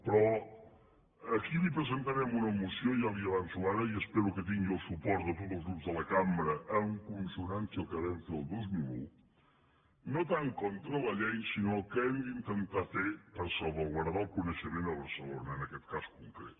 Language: Catalan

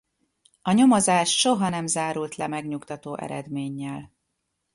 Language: Hungarian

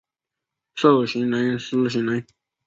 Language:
Chinese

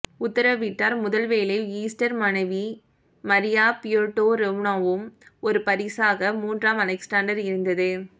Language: Tamil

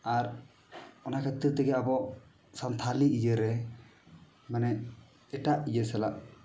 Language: Santali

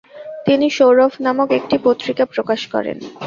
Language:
Bangla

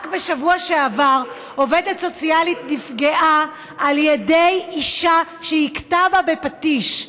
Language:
Hebrew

